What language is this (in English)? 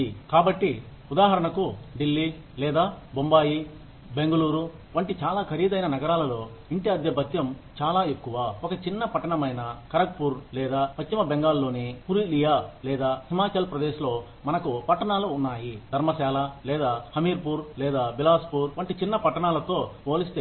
Telugu